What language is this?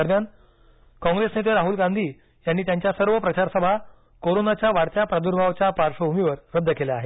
Marathi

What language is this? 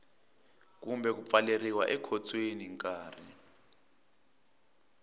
Tsonga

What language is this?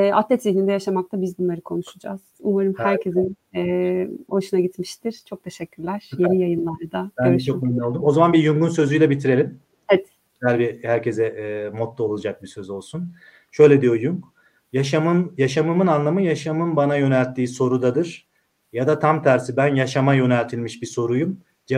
Turkish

